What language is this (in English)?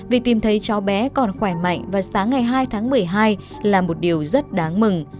Vietnamese